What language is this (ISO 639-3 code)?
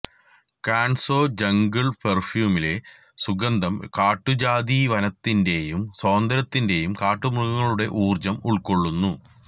mal